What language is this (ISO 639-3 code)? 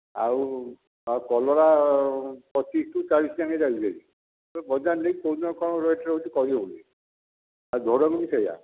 ori